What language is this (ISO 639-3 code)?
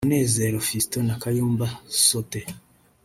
kin